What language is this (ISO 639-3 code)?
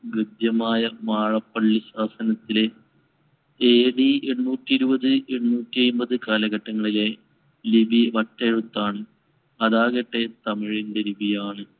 mal